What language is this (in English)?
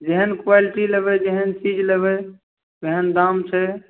Maithili